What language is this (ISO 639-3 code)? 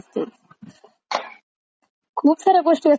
mar